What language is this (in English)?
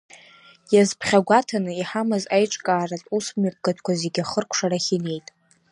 Abkhazian